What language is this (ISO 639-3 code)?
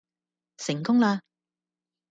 yue